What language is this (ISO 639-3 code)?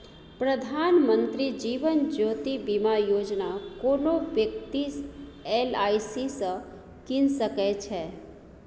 mai